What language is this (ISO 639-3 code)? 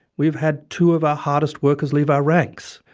eng